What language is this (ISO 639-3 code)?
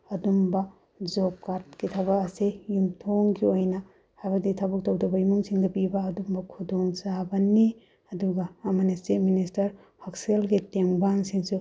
mni